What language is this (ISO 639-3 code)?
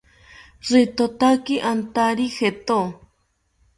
cpy